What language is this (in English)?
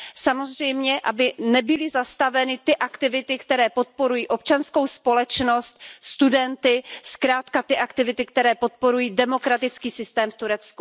Czech